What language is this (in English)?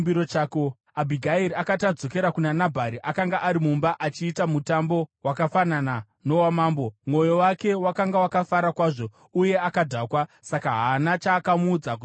Shona